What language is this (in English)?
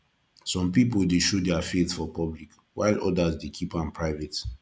Nigerian Pidgin